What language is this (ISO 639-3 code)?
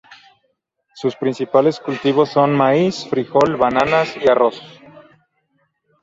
spa